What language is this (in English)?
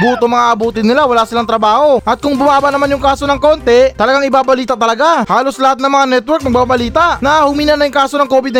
Filipino